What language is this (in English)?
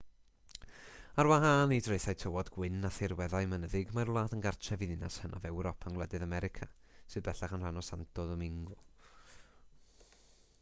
Welsh